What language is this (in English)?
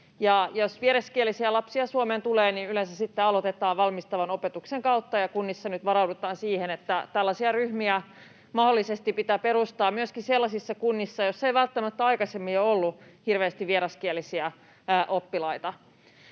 Finnish